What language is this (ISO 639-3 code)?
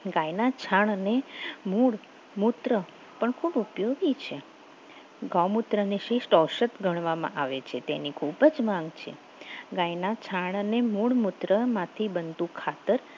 guj